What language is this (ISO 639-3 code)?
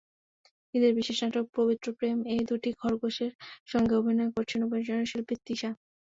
ben